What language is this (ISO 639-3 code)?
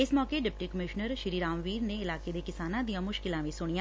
pan